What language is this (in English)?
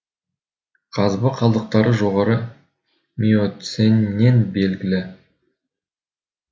Kazakh